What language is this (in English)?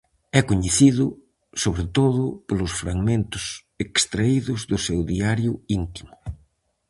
Galician